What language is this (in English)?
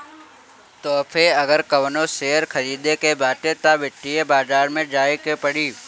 Bhojpuri